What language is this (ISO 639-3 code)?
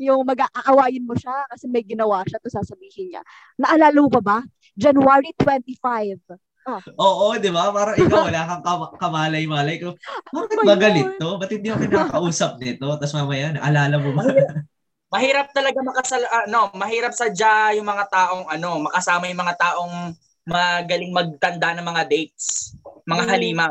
fil